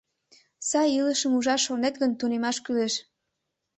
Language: Mari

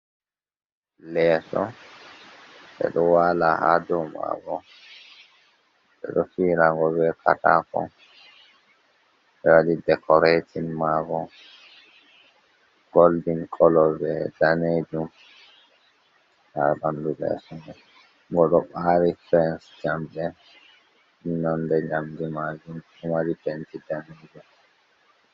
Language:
Fula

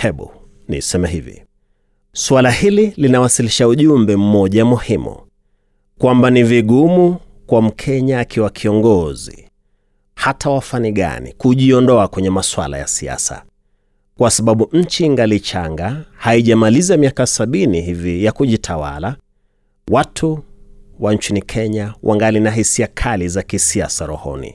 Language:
Swahili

